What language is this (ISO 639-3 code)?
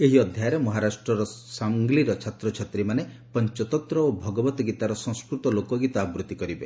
ori